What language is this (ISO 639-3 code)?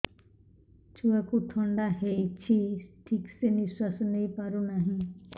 ori